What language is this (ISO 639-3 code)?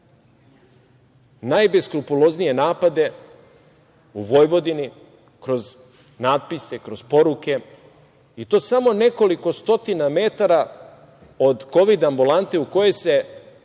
srp